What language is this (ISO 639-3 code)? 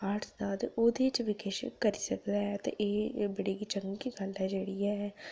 doi